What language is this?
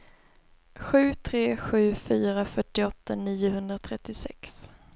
Swedish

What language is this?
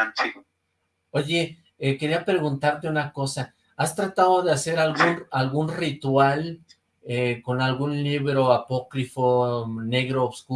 Spanish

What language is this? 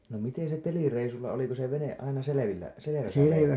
Finnish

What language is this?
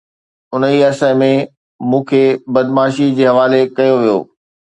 Sindhi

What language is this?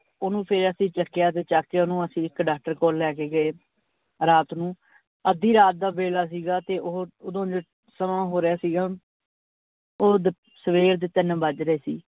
Punjabi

